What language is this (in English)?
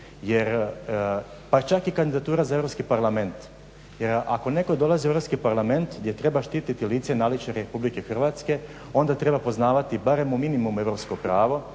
Croatian